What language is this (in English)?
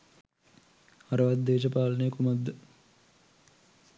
Sinhala